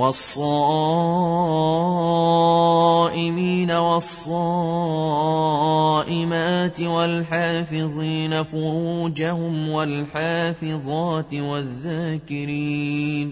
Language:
Arabic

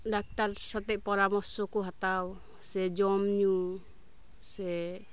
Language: Santali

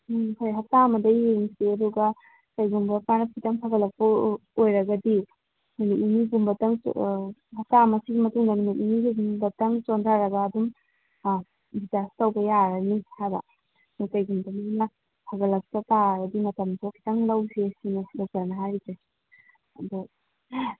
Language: Manipuri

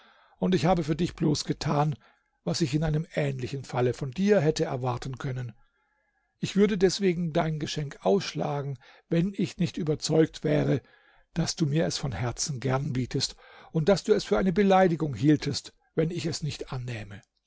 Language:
German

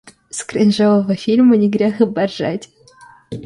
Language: Russian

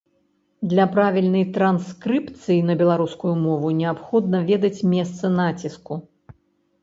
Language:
Belarusian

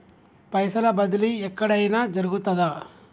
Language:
Telugu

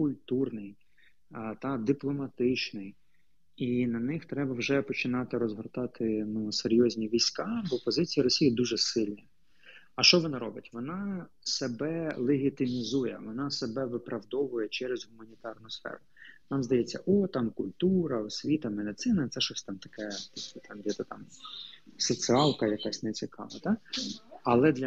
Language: Ukrainian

